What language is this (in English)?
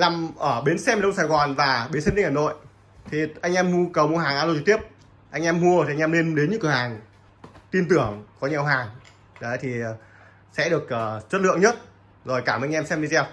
Vietnamese